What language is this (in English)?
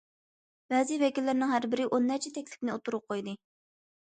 Uyghur